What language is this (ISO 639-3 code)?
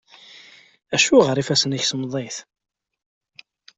kab